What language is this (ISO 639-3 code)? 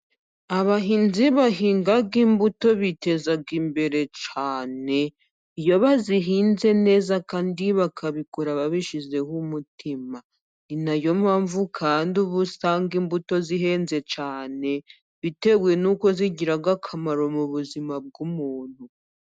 kin